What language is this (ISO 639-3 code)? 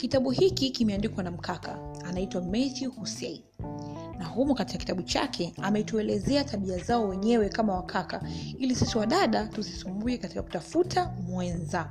swa